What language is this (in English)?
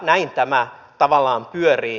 Finnish